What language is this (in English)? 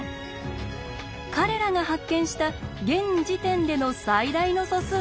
Japanese